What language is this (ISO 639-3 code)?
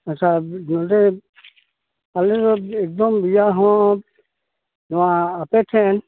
sat